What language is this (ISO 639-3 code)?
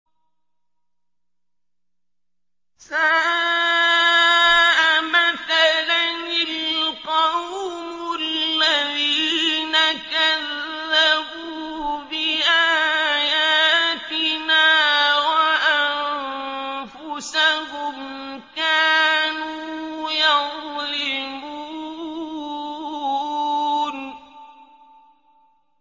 ara